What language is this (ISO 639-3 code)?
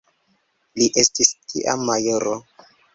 epo